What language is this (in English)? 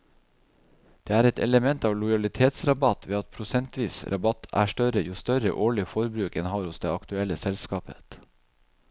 Norwegian